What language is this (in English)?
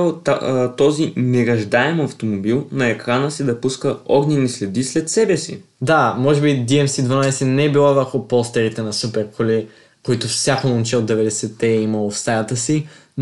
Bulgarian